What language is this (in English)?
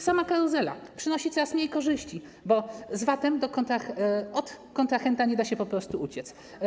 Polish